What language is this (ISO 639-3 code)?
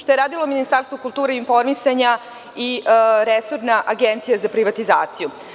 srp